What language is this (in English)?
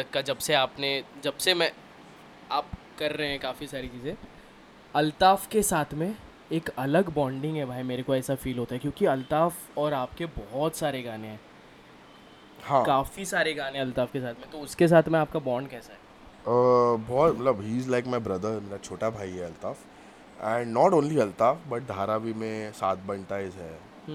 Hindi